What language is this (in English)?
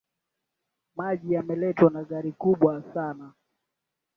Swahili